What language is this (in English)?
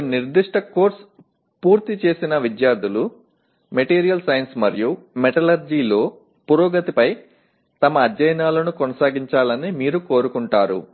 Telugu